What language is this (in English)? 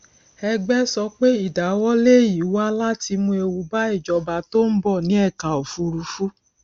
Yoruba